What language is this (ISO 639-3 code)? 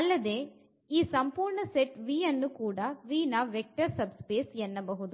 kan